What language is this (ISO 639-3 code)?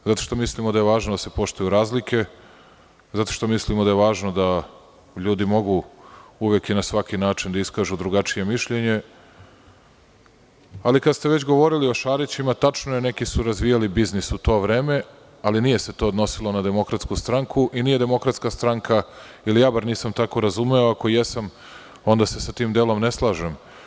srp